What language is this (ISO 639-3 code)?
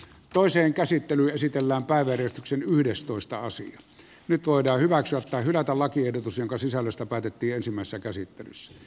fin